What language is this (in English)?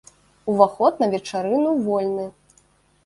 Belarusian